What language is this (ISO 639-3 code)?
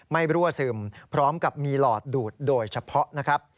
tha